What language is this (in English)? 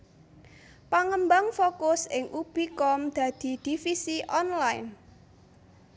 Javanese